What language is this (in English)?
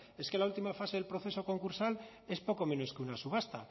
Spanish